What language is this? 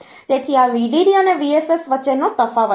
Gujarati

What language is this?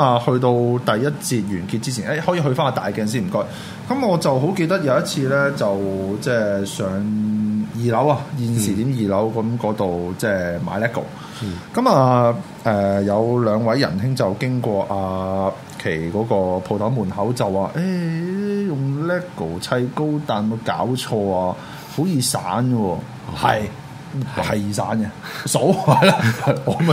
Chinese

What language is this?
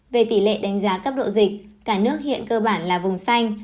Vietnamese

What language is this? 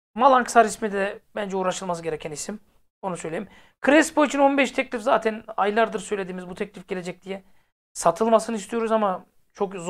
Turkish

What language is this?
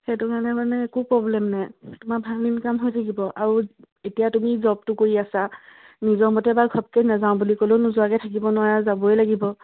Assamese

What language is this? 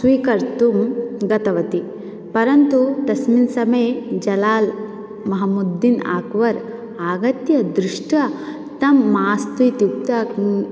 Sanskrit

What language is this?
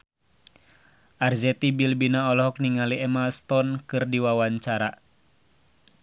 Sundanese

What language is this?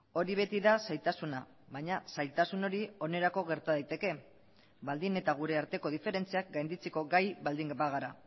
Basque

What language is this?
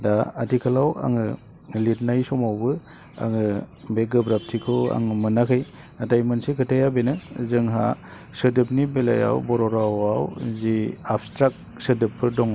Bodo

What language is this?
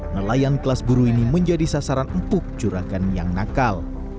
Indonesian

